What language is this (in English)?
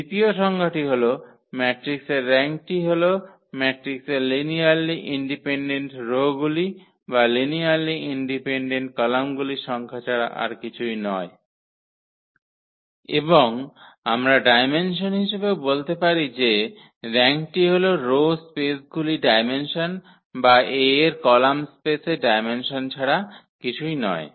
Bangla